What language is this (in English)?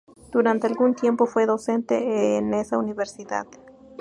Spanish